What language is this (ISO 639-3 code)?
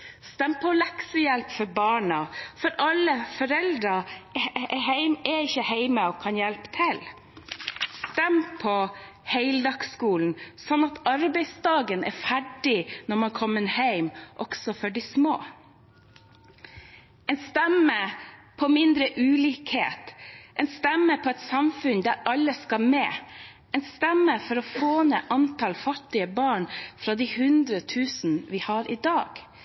nob